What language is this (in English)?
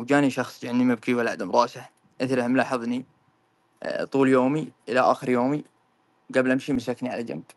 Arabic